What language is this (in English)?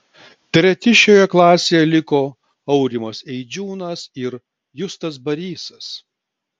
Lithuanian